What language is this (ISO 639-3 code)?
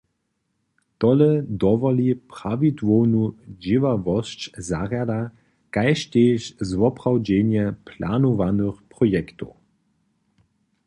hsb